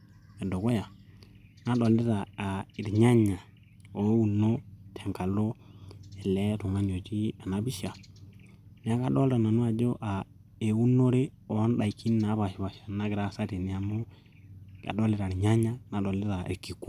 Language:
Masai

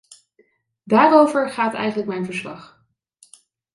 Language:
Dutch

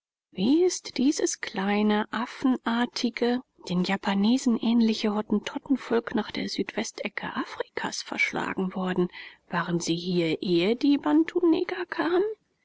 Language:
German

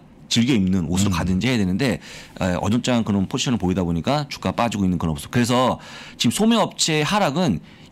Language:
Korean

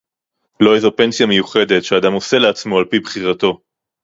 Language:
Hebrew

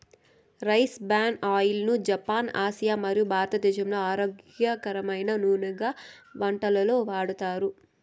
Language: Telugu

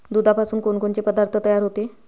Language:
Marathi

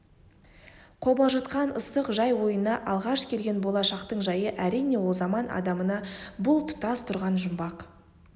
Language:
Kazakh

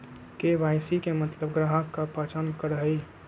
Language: Magahi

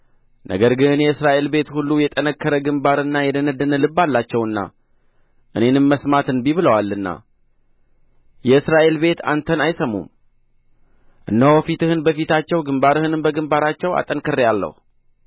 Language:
Amharic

